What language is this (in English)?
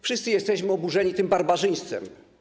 Polish